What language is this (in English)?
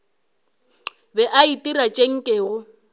Northern Sotho